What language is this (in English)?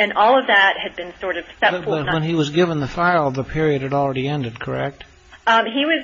English